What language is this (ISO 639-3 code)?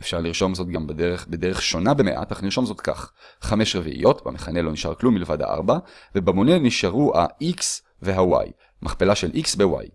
heb